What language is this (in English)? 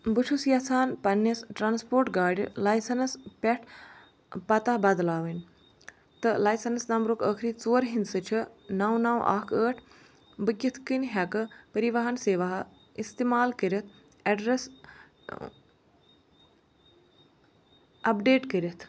Kashmiri